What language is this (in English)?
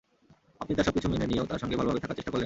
Bangla